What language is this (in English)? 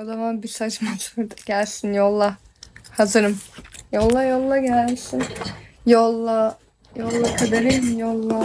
Turkish